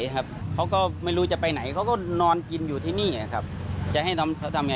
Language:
Thai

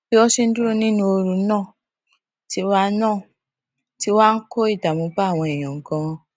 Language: Yoruba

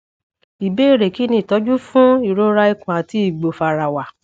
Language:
Yoruba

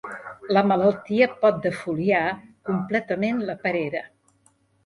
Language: Catalan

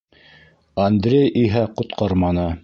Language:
Bashkir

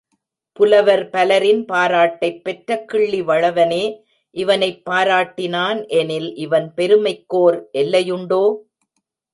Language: Tamil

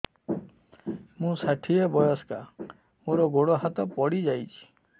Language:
Odia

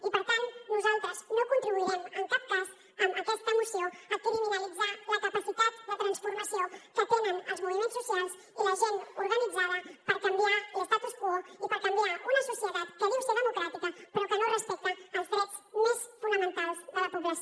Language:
Catalan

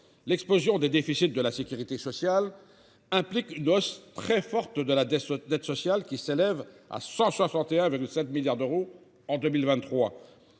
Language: French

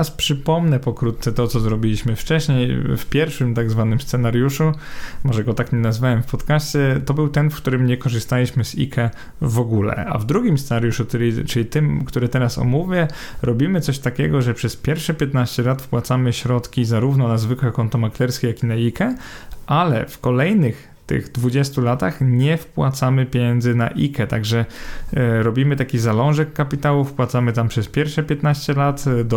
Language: Polish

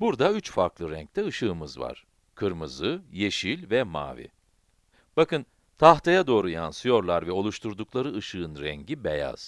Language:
Turkish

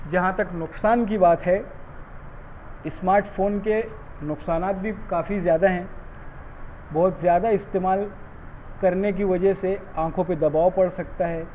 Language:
Urdu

